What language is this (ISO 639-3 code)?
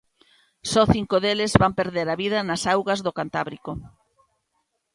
glg